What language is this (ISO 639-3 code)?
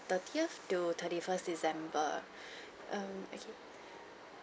eng